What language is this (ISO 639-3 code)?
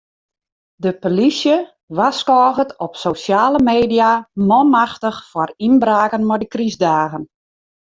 fry